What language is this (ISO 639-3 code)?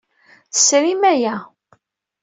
kab